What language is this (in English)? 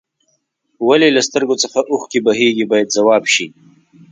Pashto